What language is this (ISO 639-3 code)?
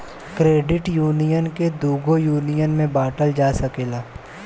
bho